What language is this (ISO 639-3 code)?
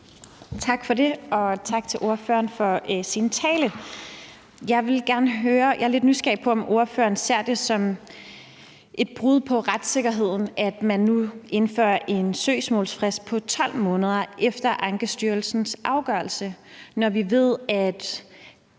dan